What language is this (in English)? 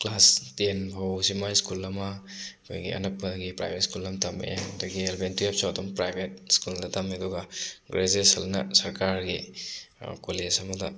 Manipuri